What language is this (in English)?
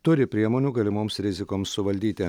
Lithuanian